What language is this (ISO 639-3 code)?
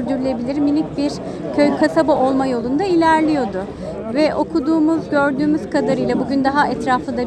tur